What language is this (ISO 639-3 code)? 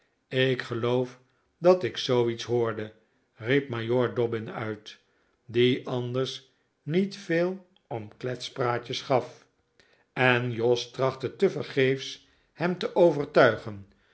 nld